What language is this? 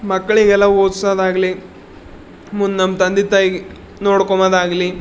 Kannada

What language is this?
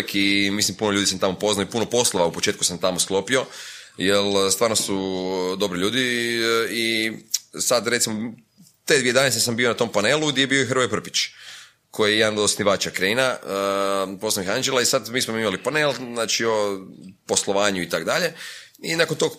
Croatian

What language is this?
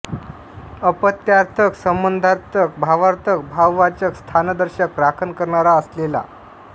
Marathi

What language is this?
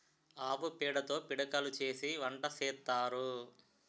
Telugu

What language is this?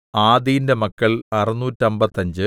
Malayalam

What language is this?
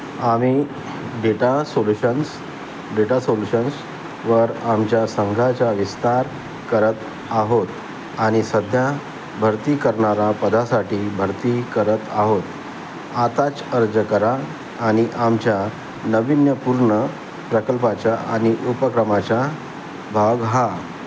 Marathi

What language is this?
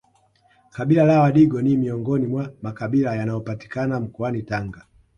Swahili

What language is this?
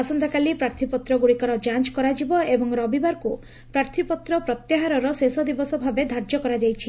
Odia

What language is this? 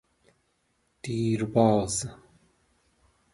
Persian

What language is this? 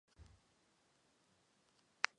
Chinese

